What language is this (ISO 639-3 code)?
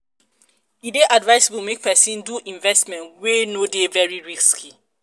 pcm